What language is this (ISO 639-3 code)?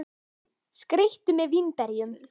isl